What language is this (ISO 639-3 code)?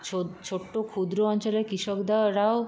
ben